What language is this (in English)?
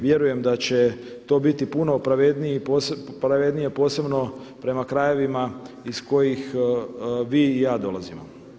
Croatian